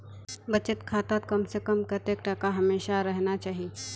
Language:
Magahi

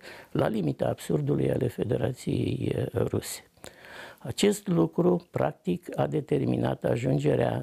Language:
Romanian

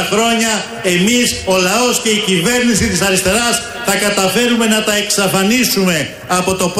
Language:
Greek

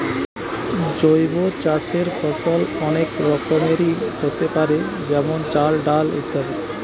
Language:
Bangla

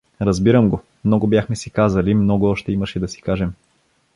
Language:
Bulgarian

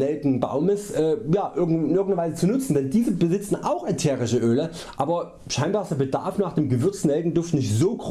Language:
German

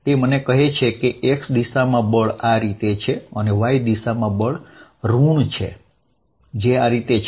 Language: Gujarati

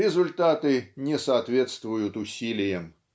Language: Russian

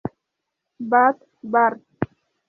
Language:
Spanish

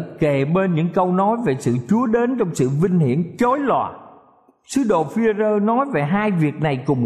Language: Vietnamese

